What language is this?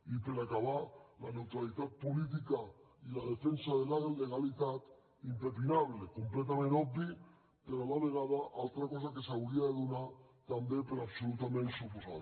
Catalan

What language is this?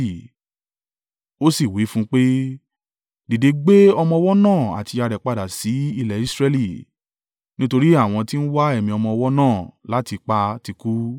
Yoruba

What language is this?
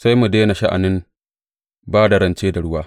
Hausa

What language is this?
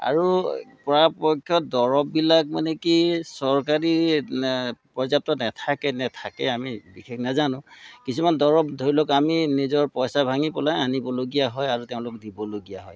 Assamese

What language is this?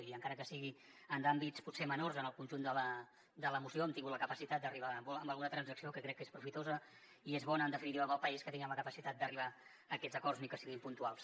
Catalan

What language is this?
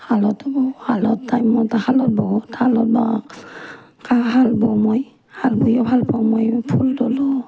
Assamese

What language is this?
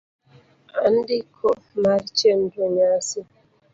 Luo (Kenya and Tanzania)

